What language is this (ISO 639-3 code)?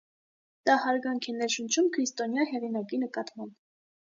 hye